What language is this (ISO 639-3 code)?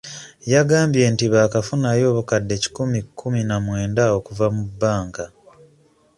lug